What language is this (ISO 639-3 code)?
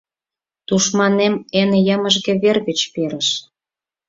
chm